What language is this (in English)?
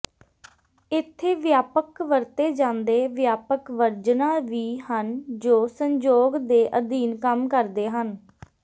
Punjabi